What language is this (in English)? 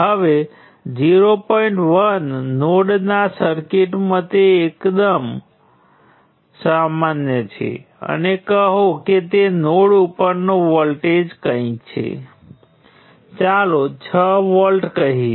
Gujarati